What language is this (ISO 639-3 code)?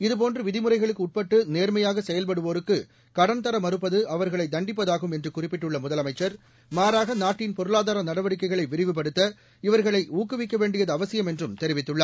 tam